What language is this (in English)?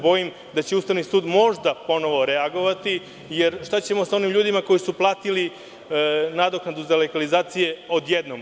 Serbian